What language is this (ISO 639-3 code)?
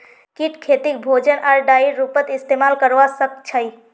mag